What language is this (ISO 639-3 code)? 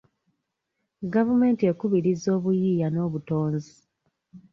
lug